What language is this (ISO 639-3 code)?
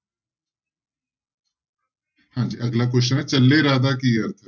pan